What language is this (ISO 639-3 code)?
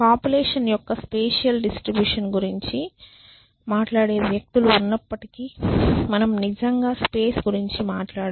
tel